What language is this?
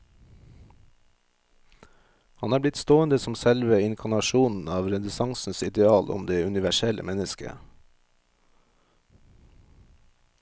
Norwegian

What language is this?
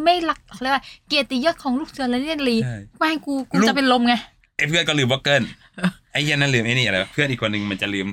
Thai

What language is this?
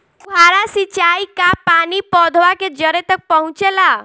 Bhojpuri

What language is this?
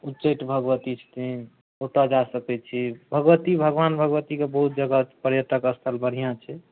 Maithili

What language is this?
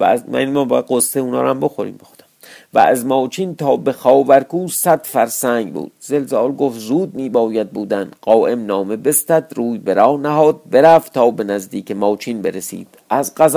Persian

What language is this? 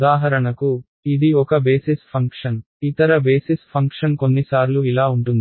Telugu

